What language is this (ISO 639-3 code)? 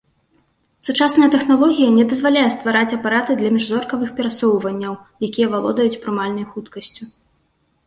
bel